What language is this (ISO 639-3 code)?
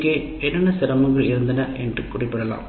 tam